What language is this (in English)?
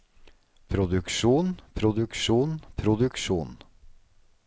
Norwegian